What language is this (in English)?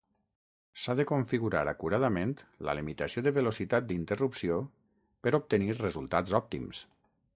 Catalan